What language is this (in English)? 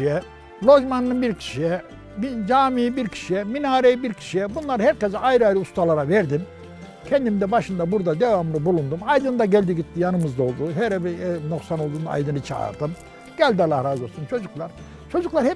Turkish